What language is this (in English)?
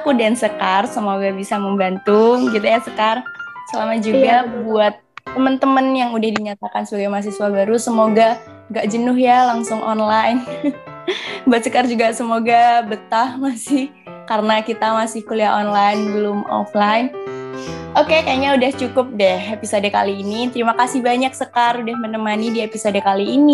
Indonesian